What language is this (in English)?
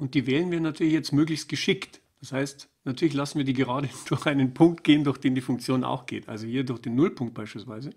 German